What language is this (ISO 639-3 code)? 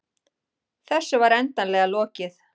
isl